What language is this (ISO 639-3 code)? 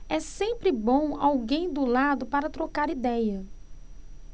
por